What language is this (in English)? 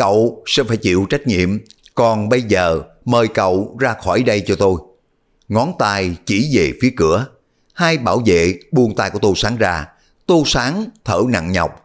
Vietnamese